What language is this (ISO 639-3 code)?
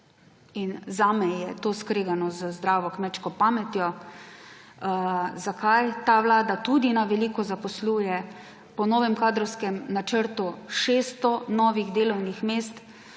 slv